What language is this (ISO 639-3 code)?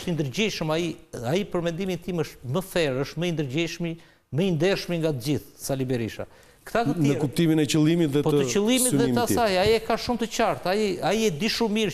ron